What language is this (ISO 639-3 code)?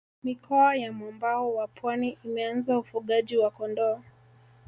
swa